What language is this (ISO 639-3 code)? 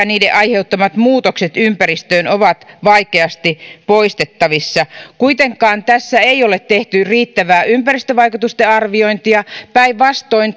fin